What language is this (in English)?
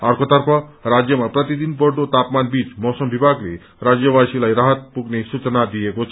Nepali